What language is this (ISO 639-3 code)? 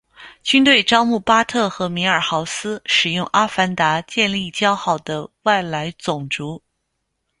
zho